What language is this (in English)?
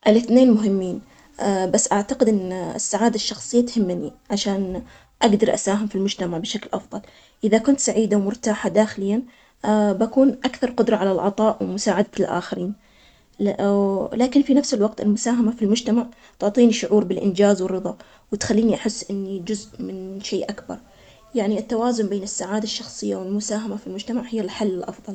Omani Arabic